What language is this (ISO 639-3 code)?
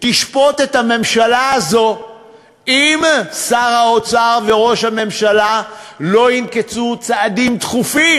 heb